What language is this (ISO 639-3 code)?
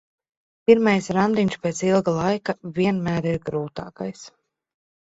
lav